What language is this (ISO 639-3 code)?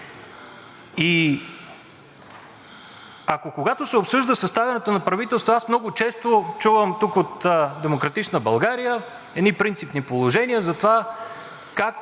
bul